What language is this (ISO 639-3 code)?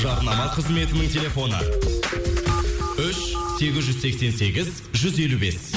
kaz